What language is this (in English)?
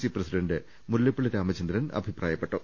Malayalam